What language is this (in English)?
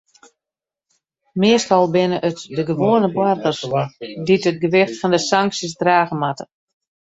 Western Frisian